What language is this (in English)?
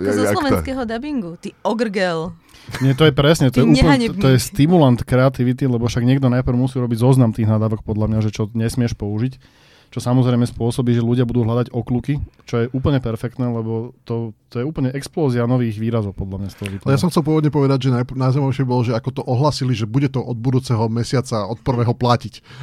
Slovak